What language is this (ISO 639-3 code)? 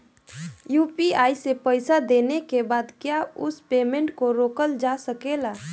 bho